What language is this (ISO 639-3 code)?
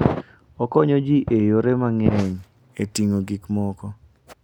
luo